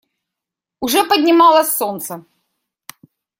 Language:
Russian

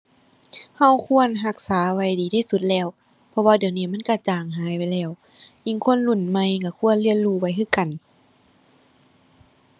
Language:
Thai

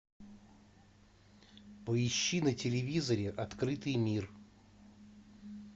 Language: Russian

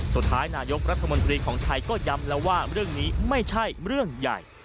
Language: Thai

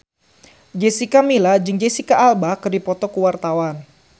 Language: Sundanese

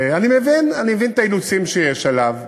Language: Hebrew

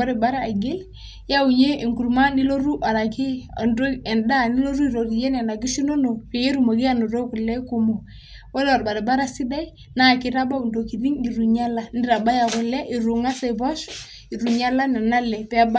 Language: Masai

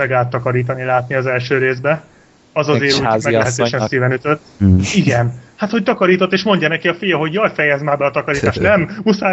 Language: Hungarian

